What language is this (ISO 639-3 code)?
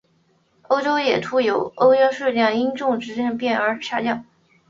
zho